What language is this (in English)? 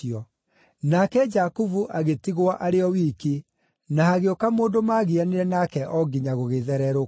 Kikuyu